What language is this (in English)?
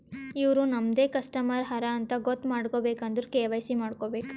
Kannada